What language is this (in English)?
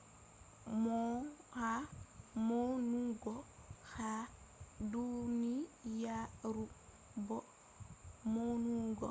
Fula